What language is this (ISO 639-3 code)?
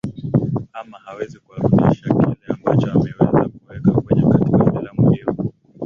swa